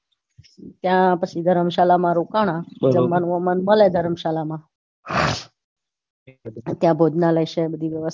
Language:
Gujarati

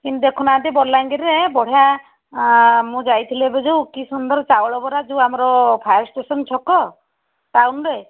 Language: Odia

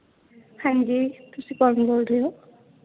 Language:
Punjabi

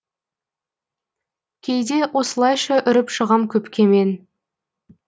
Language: Kazakh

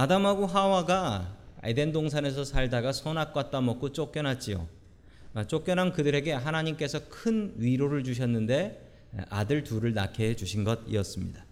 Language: Korean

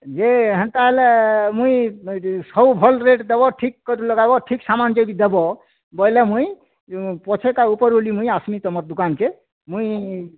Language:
Odia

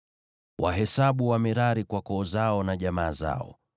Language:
Swahili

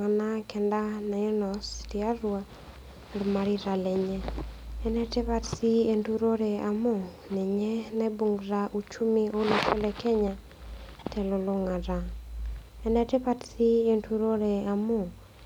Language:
Masai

